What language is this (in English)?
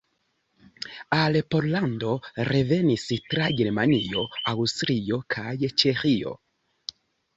Esperanto